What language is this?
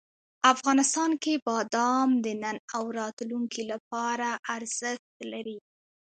Pashto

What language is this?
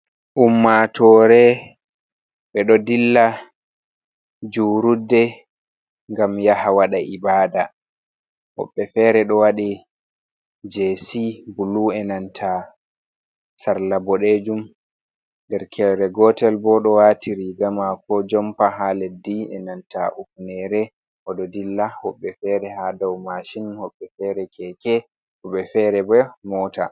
Fula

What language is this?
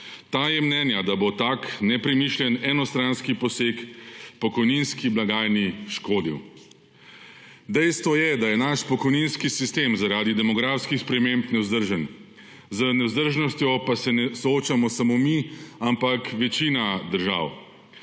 Slovenian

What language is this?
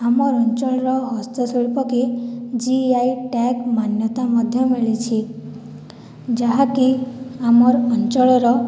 Odia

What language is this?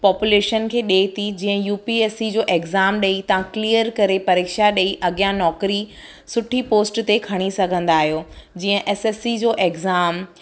Sindhi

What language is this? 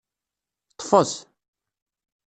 Kabyle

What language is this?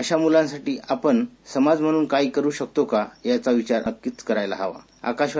Marathi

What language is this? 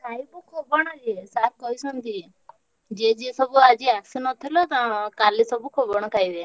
Odia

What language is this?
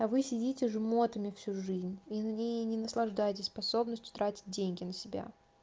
Russian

